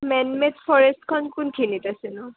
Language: Assamese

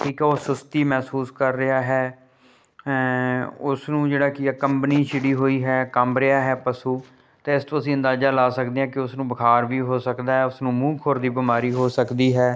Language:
Punjabi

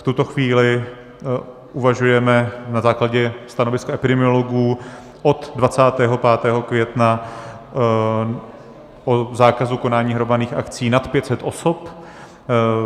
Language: Czech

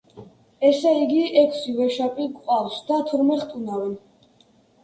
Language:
Georgian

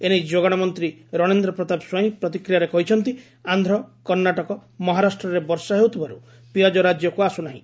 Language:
Odia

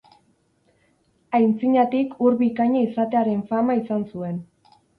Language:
Basque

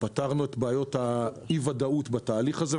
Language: Hebrew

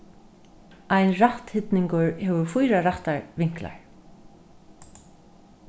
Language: Faroese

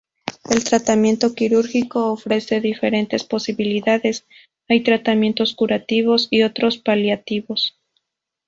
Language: Spanish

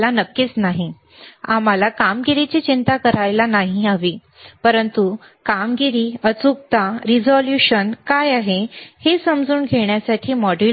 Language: Marathi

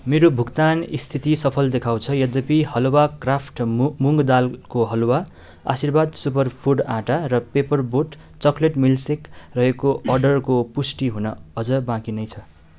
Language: Nepali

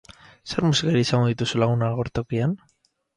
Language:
Basque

